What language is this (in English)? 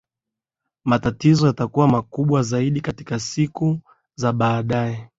Swahili